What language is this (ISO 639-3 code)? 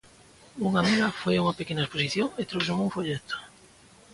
glg